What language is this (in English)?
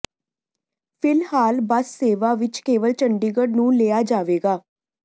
Punjabi